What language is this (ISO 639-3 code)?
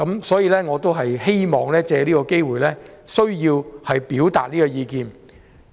yue